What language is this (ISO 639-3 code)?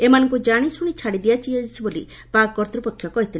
ori